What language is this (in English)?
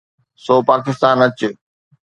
Sindhi